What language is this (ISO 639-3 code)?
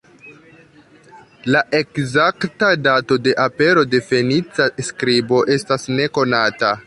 epo